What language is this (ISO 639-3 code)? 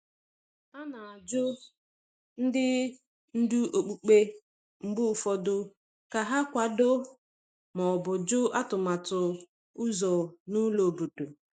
ibo